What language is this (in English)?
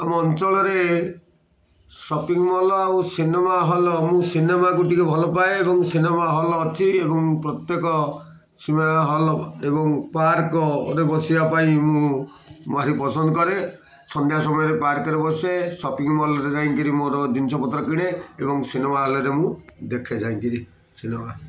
Odia